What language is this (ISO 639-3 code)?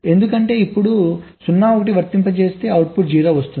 tel